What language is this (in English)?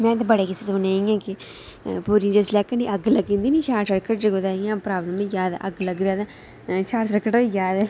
Dogri